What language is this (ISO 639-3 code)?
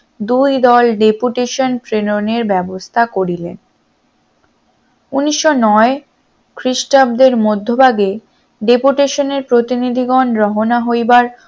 ben